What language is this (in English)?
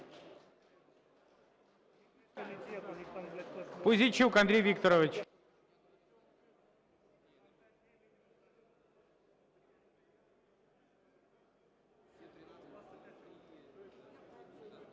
Ukrainian